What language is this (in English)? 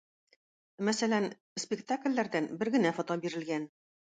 Tatar